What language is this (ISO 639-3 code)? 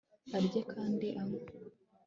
kin